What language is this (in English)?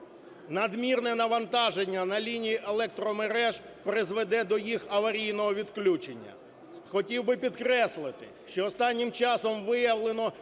Ukrainian